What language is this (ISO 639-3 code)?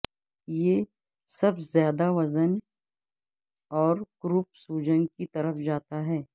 urd